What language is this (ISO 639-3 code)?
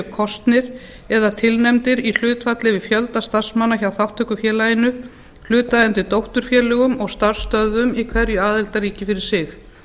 isl